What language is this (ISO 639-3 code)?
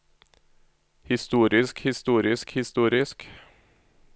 nor